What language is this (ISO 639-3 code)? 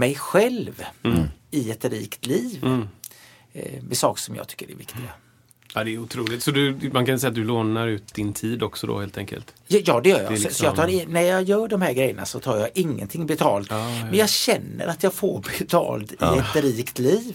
swe